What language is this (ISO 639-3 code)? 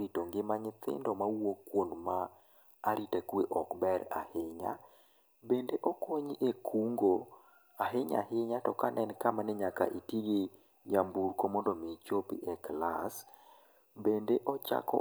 luo